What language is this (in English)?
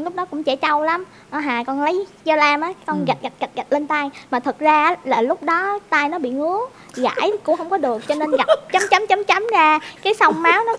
Vietnamese